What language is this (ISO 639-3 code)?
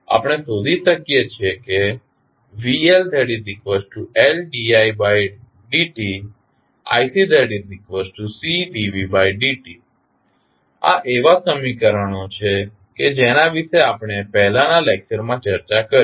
guj